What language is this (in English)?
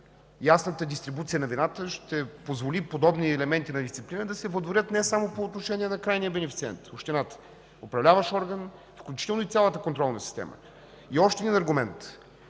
Bulgarian